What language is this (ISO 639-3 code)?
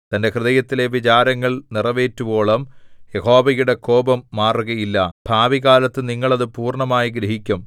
mal